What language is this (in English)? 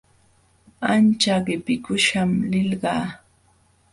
Jauja Wanca Quechua